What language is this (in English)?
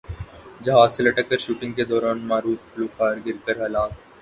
Urdu